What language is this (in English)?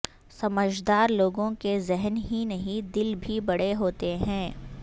Urdu